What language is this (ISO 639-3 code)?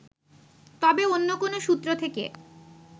ben